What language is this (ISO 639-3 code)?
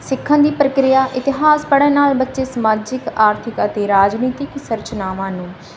pan